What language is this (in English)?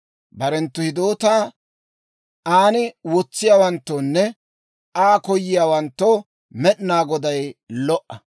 Dawro